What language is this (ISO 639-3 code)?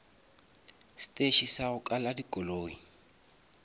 nso